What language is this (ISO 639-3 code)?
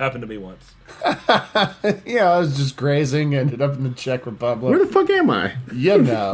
eng